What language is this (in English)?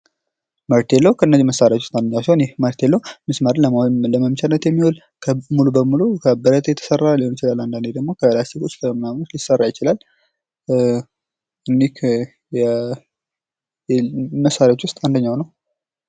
Amharic